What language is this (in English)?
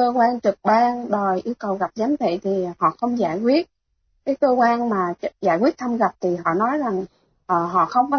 Vietnamese